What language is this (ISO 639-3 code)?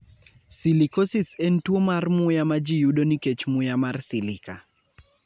luo